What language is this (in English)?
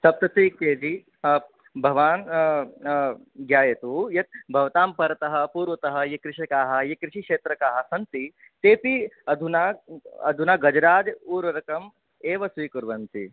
Sanskrit